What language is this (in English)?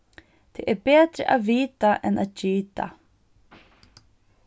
Faroese